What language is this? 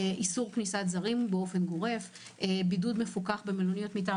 Hebrew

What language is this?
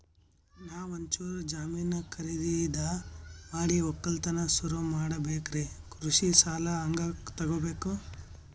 Kannada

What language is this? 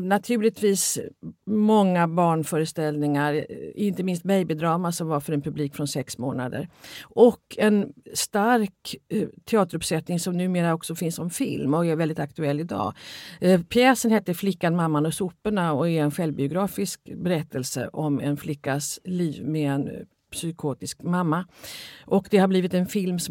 Swedish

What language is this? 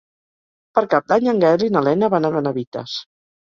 Catalan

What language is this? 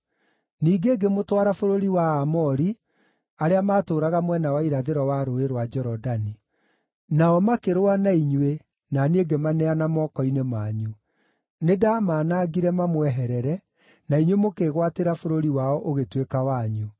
Kikuyu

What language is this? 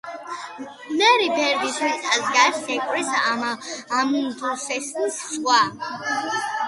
Georgian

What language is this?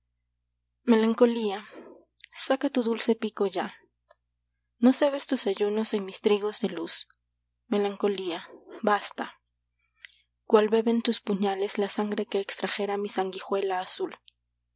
Spanish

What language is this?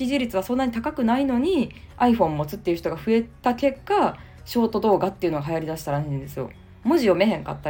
Japanese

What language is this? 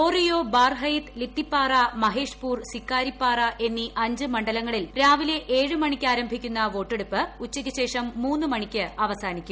Malayalam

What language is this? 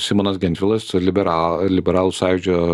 Lithuanian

